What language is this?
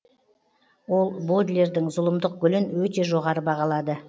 Kazakh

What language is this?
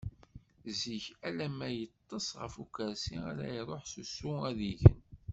Kabyle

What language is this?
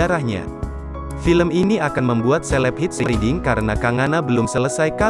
Indonesian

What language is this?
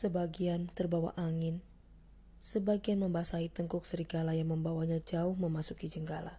Indonesian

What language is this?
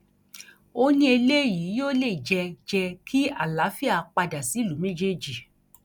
Yoruba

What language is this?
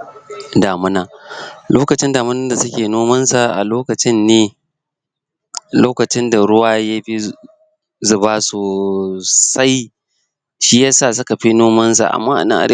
Hausa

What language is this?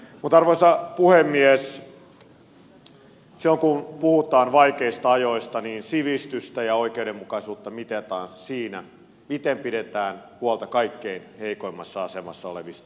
Finnish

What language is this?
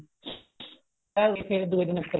Punjabi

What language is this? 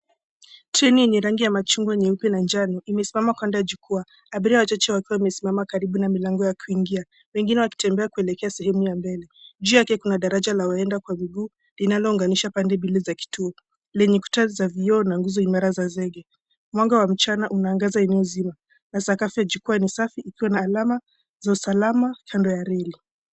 Swahili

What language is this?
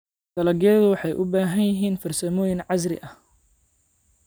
Somali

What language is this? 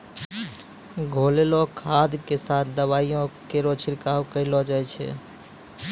Maithili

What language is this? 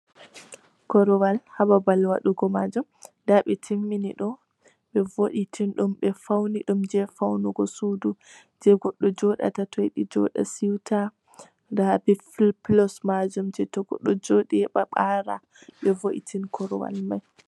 Fula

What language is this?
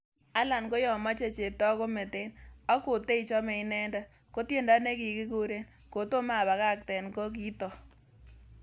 Kalenjin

